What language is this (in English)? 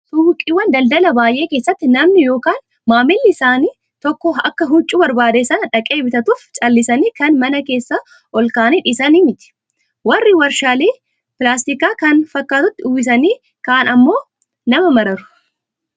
Oromo